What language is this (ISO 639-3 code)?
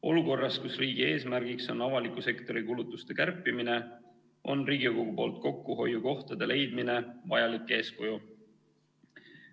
est